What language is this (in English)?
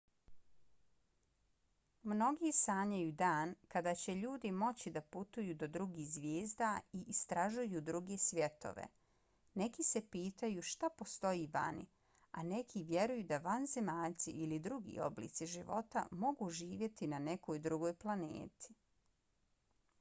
Bosnian